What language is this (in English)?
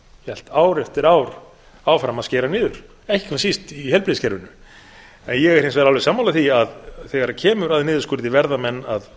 Icelandic